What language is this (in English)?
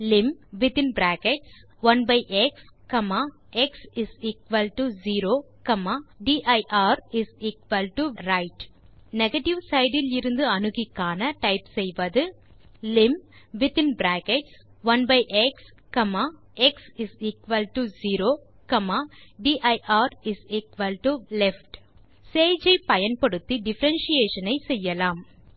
Tamil